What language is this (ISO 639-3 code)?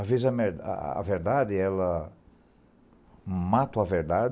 por